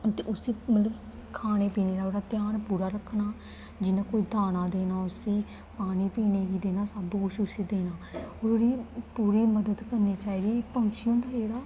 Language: Dogri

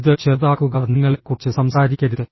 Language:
Malayalam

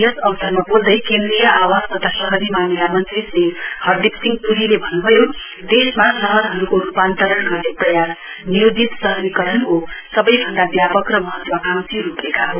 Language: Nepali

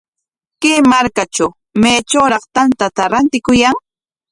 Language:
Corongo Ancash Quechua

